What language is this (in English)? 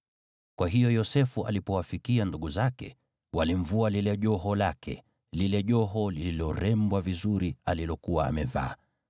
Swahili